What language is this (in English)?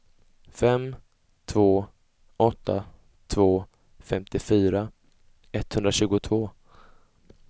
Swedish